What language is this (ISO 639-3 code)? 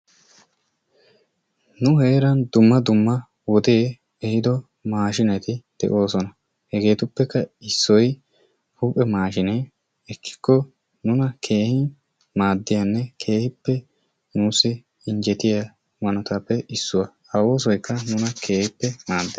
wal